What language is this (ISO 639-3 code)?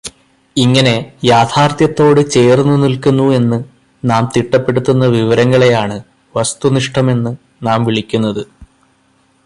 mal